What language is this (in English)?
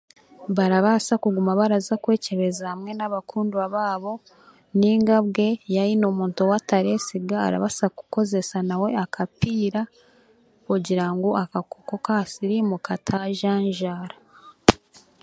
Chiga